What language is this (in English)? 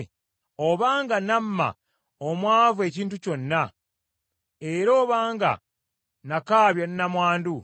Ganda